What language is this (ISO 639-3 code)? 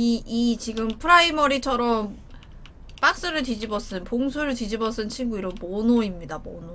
kor